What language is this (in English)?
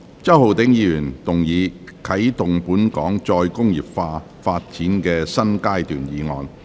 Cantonese